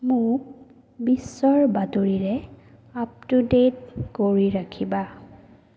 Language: Assamese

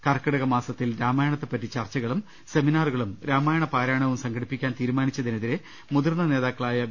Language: Malayalam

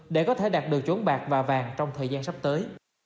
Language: Vietnamese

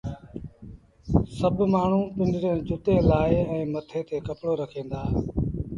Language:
Sindhi Bhil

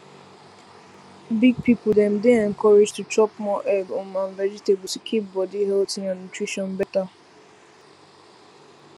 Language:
Nigerian Pidgin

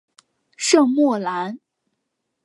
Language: Chinese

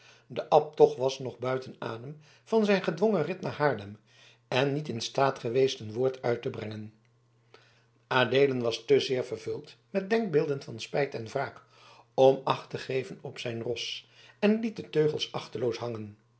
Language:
Dutch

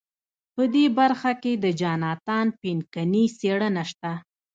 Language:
Pashto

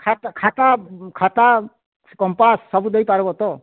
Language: Odia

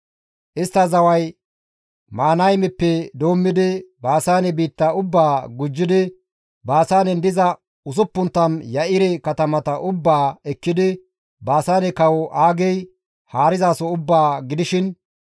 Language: Gamo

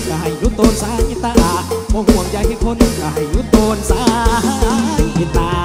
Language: Thai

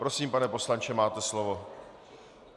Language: Czech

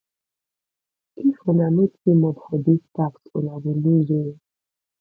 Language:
Nigerian Pidgin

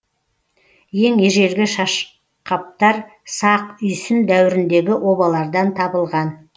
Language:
Kazakh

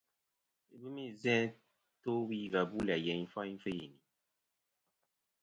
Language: Kom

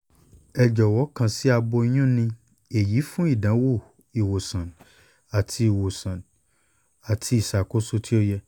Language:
Yoruba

